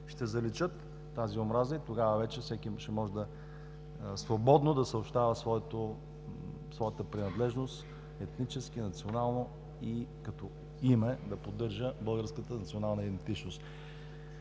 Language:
Bulgarian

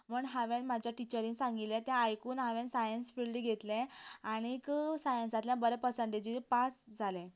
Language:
Konkani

